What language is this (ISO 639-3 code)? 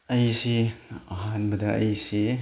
mni